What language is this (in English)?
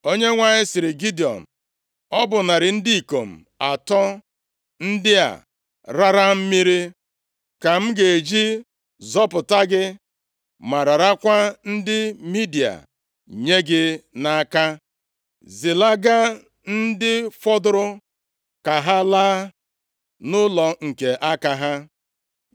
Igbo